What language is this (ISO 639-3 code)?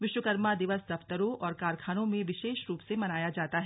hin